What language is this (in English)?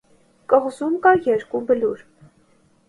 Armenian